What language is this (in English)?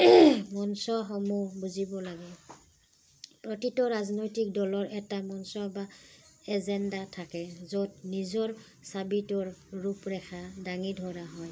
Assamese